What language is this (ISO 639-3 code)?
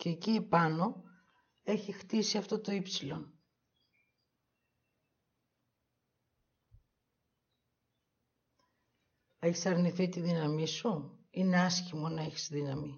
ell